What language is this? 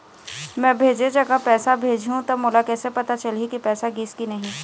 Chhattisgarhi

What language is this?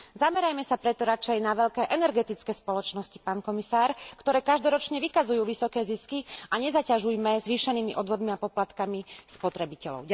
Slovak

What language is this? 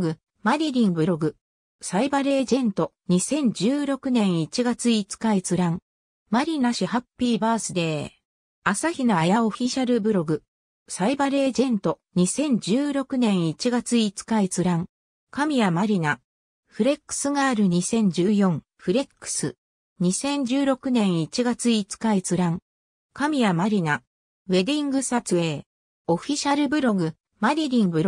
Japanese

